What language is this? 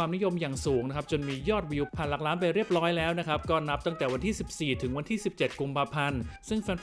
Thai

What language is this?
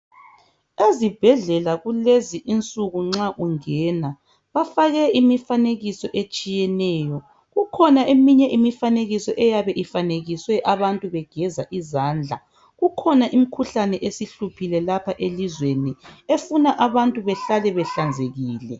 North Ndebele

